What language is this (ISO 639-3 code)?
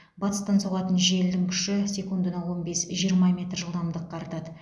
kaz